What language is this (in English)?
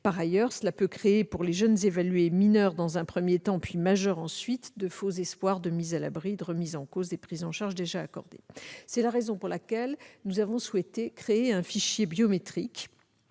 French